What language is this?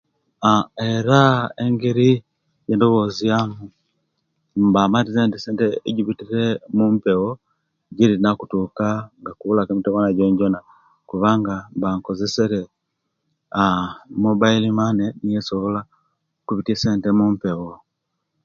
Kenyi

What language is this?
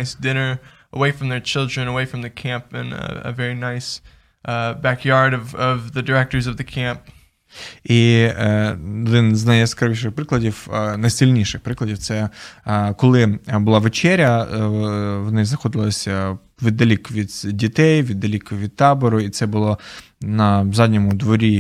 Ukrainian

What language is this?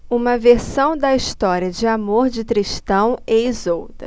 Portuguese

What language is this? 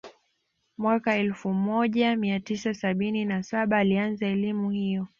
Swahili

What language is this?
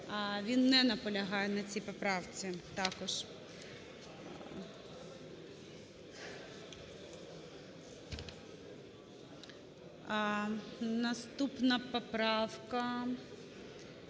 Ukrainian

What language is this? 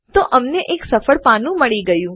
Gujarati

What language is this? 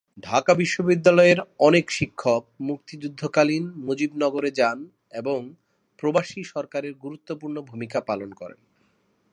Bangla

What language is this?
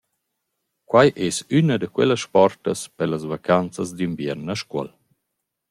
Romansh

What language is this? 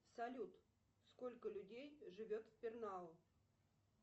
Russian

